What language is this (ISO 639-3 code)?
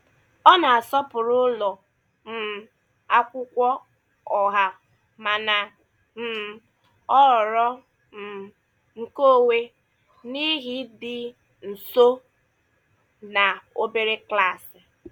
ibo